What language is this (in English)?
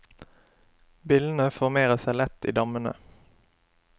Norwegian